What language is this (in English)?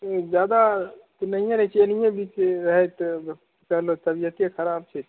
Maithili